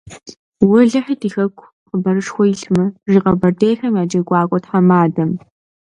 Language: Kabardian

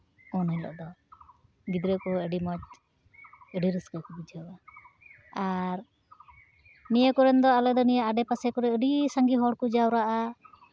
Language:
Santali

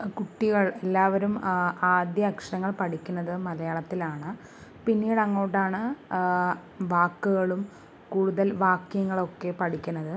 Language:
Malayalam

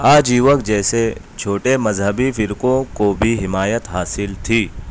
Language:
Urdu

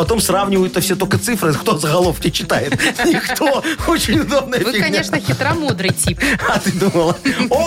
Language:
Russian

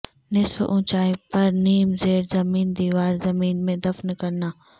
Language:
Urdu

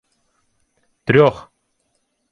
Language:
Ukrainian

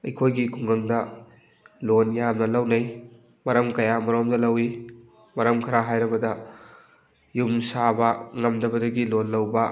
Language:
Manipuri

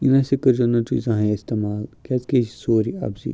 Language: Kashmiri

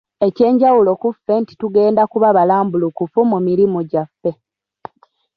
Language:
Ganda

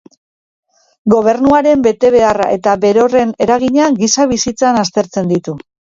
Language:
Basque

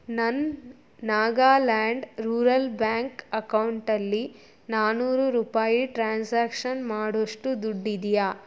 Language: Kannada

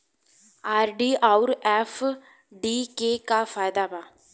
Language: Bhojpuri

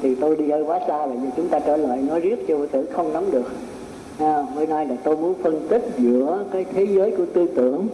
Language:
Vietnamese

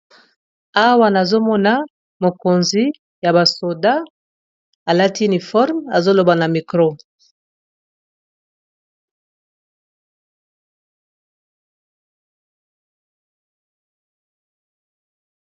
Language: Lingala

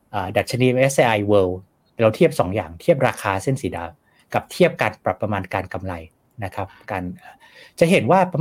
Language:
Thai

